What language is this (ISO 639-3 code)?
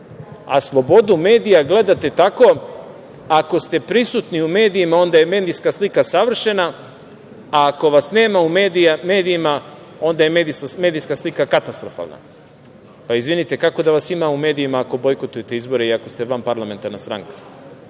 srp